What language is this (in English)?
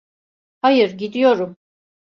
Turkish